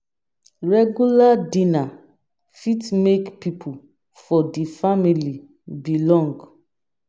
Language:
Nigerian Pidgin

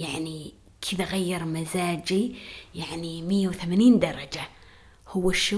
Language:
Arabic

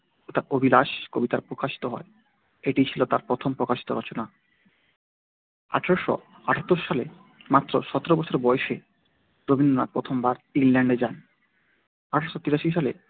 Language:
Bangla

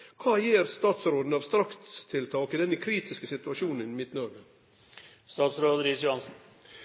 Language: Norwegian Nynorsk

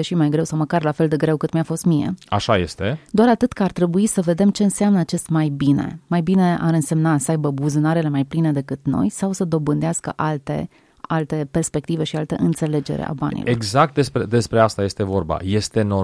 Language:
Romanian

